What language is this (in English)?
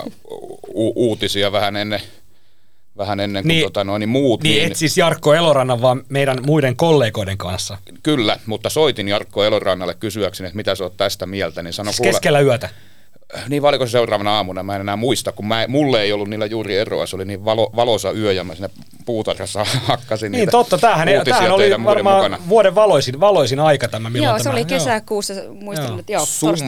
Finnish